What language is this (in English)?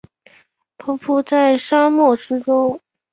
Chinese